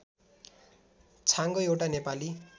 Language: Nepali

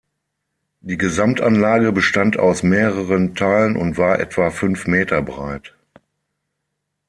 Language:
German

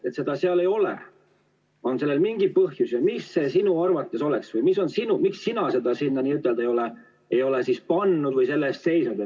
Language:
Estonian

